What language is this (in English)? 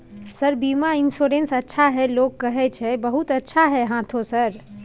Maithili